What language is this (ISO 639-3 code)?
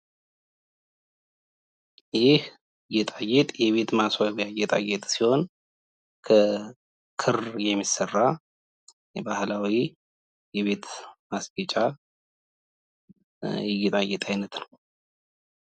amh